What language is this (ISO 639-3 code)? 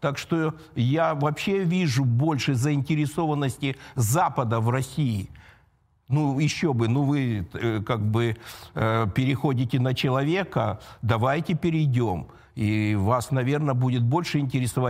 rus